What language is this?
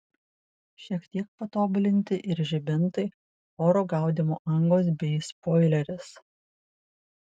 Lithuanian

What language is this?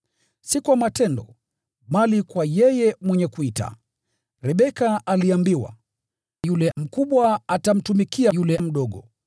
Swahili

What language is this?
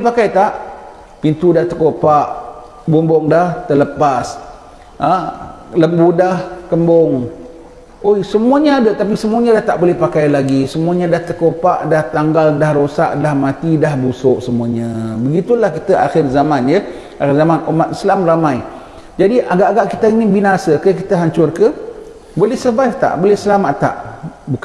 Malay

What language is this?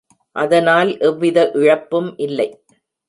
Tamil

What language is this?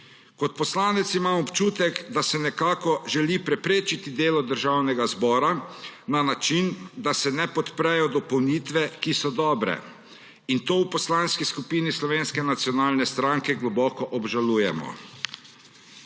Slovenian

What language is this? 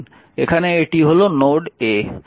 Bangla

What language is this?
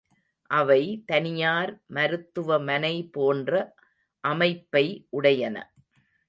Tamil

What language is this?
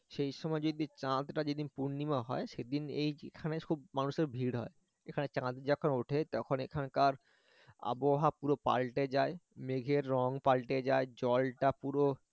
Bangla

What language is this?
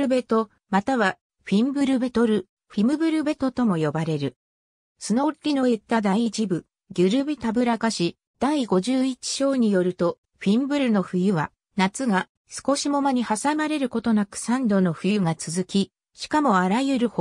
Japanese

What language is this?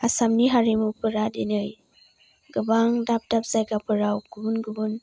Bodo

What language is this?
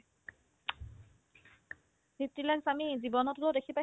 Assamese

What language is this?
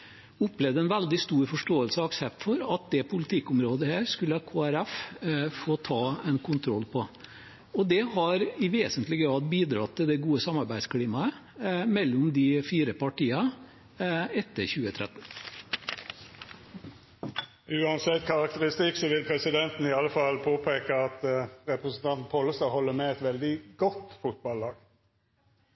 Norwegian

